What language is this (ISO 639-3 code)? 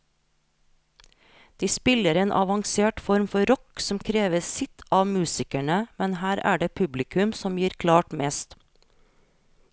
nor